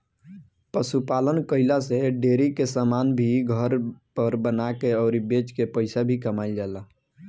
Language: Bhojpuri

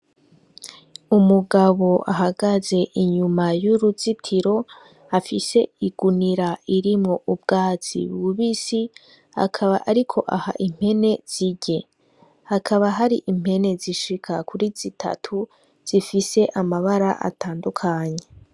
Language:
Rundi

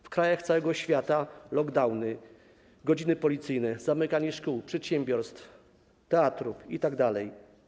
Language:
Polish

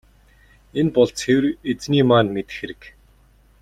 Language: Mongolian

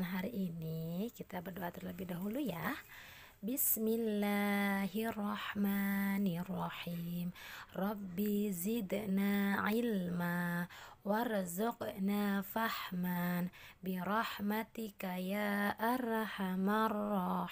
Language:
Indonesian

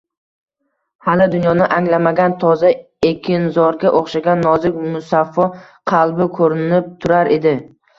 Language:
Uzbek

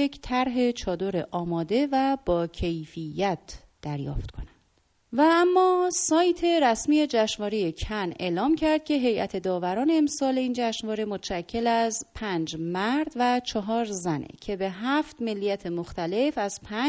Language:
Persian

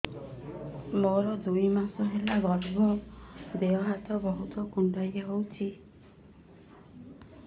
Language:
Odia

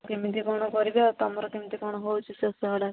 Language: Odia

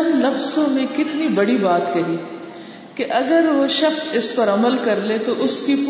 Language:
Urdu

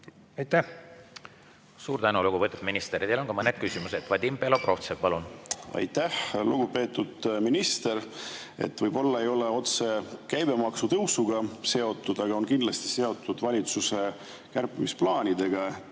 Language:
Estonian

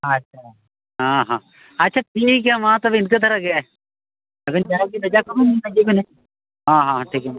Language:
Santali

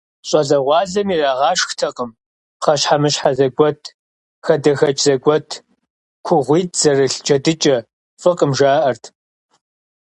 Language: Kabardian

